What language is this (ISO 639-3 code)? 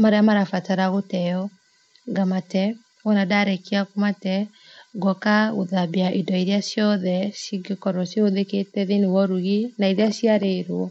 kik